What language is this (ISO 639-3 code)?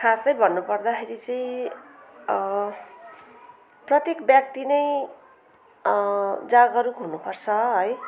nep